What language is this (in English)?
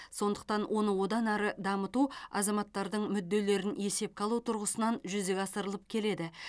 Kazakh